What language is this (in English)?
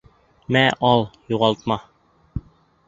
Bashkir